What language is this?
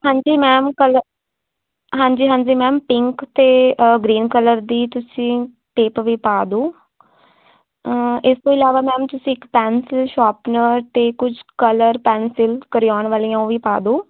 Punjabi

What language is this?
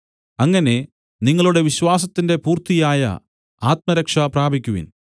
Malayalam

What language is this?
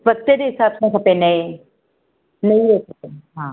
Sindhi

